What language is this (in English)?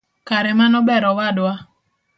Luo (Kenya and Tanzania)